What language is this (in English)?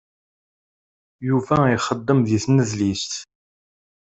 Kabyle